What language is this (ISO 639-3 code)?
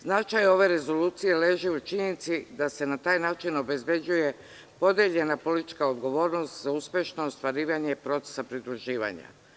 srp